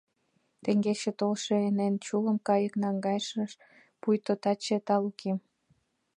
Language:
Mari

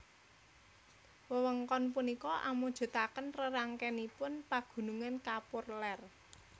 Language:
Javanese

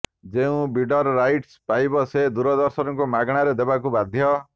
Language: Odia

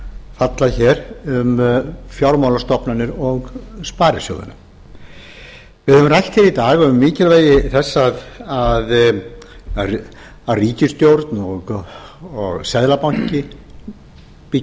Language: Icelandic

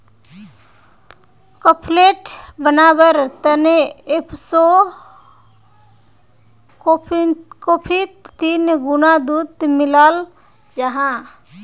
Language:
Magahi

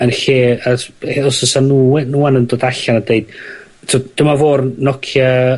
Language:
Welsh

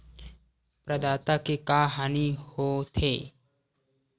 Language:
Chhattisgarhi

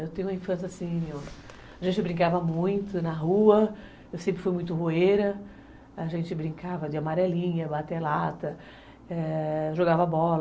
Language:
Portuguese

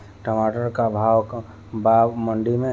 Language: Bhojpuri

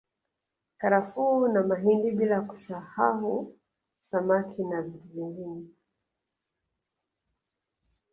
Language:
Swahili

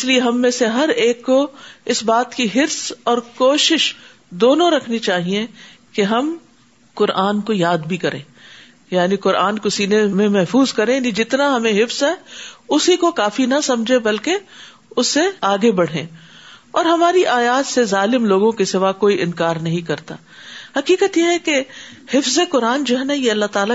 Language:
Urdu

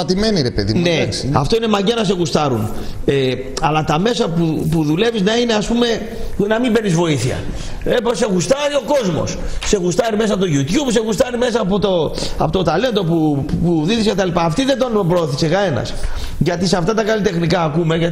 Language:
Greek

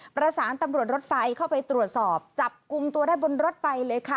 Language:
Thai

